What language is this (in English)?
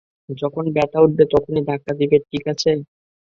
Bangla